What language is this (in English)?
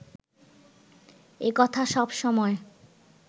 Bangla